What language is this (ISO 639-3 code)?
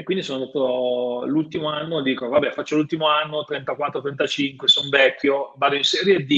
ita